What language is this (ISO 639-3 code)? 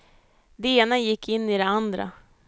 swe